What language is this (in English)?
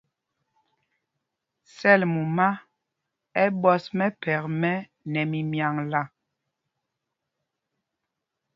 Mpumpong